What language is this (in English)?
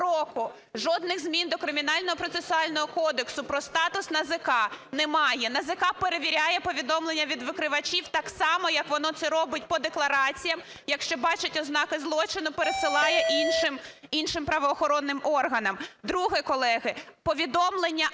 Ukrainian